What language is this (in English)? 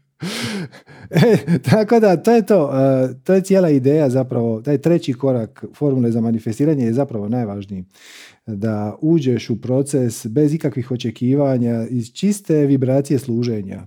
Croatian